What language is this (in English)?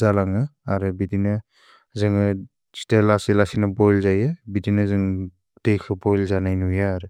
Bodo